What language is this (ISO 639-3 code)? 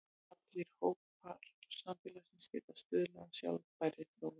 isl